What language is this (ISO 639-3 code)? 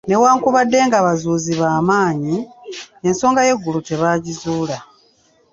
lug